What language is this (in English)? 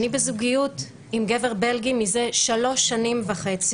Hebrew